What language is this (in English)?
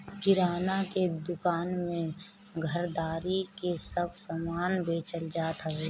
Bhojpuri